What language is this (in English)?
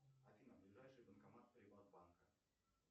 Russian